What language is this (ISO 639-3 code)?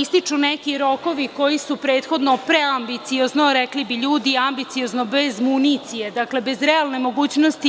srp